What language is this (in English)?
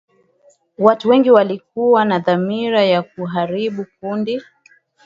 Swahili